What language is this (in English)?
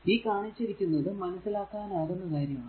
Malayalam